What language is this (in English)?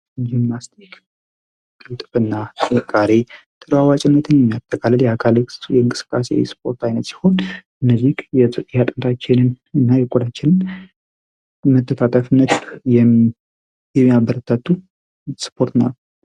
Amharic